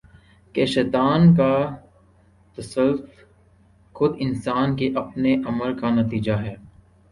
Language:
Urdu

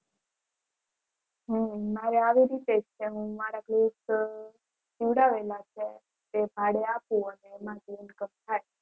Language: Gujarati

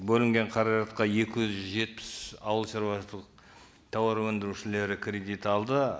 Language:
Kazakh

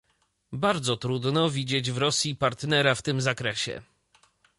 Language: Polish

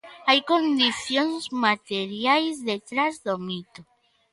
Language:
Galician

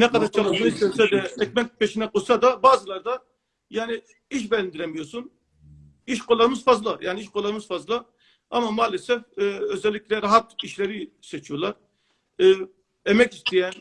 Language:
Turkish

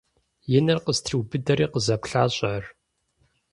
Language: Kabardian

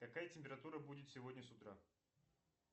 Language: Russian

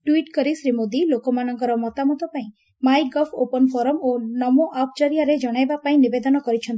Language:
Odia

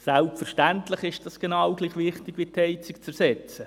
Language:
Swiss German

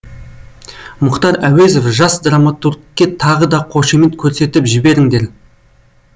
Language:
Kazakh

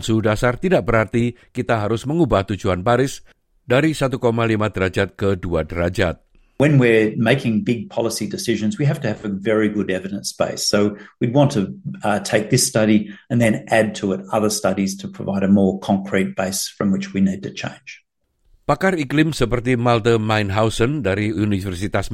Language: Indonesian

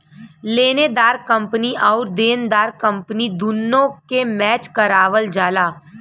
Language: Bhojpuri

